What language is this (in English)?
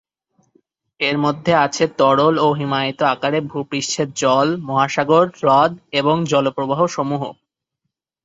Bangla